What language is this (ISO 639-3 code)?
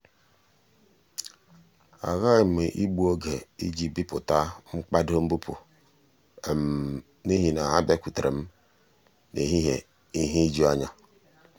ibo